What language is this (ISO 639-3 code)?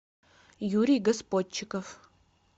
rus